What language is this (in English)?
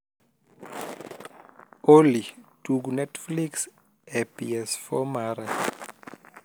Luo (Kenya and Tanzania)